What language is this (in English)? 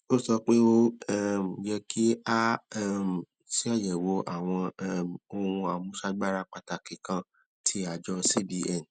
Yoruba